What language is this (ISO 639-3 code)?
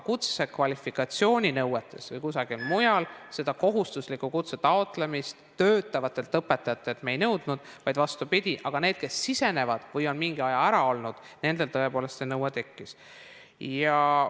est